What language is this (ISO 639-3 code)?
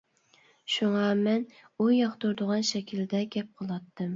uig